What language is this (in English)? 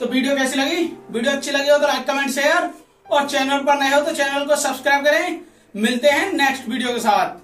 Hindi